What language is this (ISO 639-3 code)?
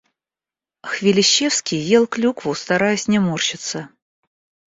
rus